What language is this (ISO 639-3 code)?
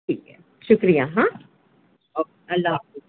urd